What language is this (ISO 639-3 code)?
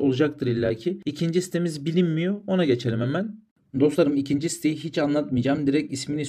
tur